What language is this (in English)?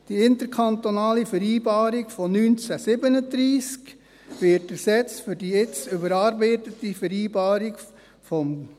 Swiss German